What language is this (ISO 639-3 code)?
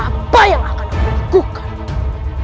ind